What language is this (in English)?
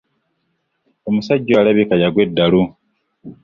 Ganda